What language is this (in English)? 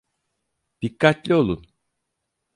Turkish